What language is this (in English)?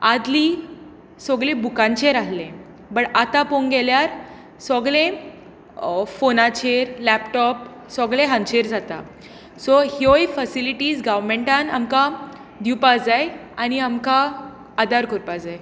Konkani